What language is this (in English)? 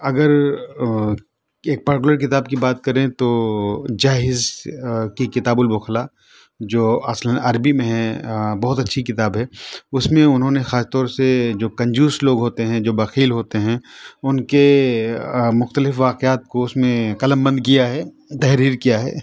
Urdu